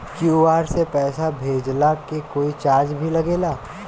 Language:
Bhojpuri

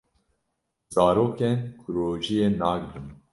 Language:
Kurdish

